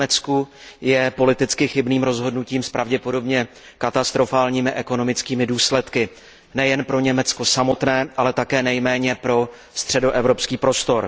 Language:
Czech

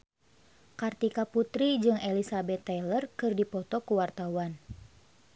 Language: Sundanese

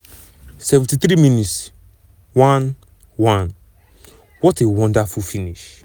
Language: Nigerian Pidgin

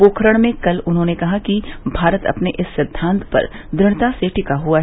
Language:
Hindi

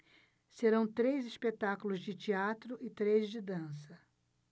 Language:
Portuguese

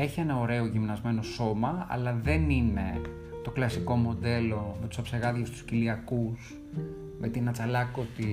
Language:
Greek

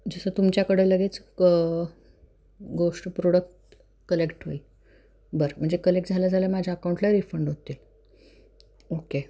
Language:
Marathi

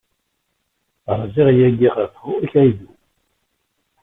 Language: Kabyle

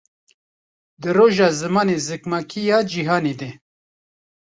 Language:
Kurdish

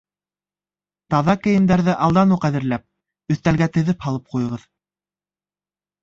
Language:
Bashkir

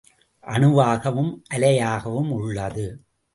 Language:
Tamil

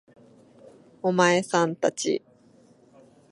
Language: Japanese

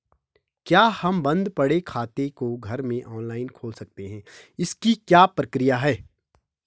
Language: Hindi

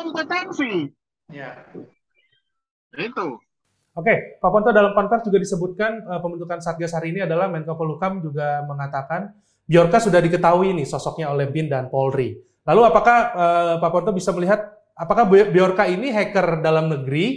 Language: Indonesian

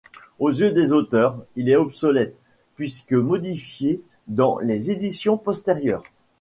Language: French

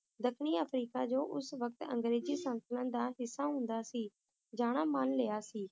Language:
Punjabi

